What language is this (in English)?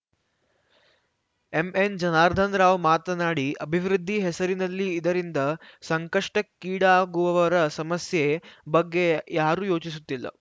Kannada